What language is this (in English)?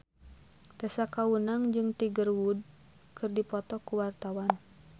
Sundanese